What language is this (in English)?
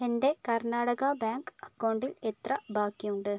Malayalam